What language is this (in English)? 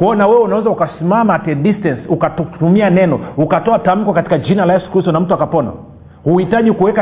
Swahili